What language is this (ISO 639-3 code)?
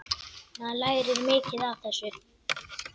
isl